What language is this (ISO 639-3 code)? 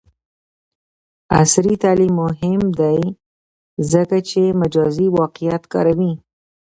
pus